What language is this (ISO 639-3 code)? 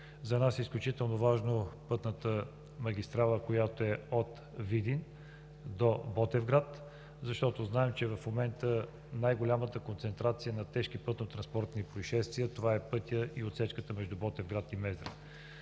bul